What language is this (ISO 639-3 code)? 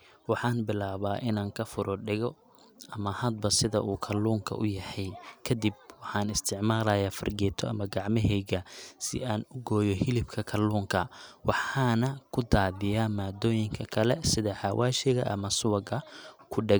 som